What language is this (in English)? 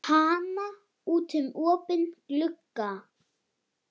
Icelandic